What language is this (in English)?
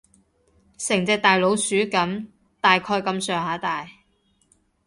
Cantonese